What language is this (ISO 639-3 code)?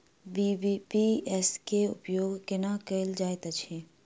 mai